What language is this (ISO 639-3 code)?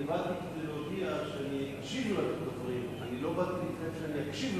heb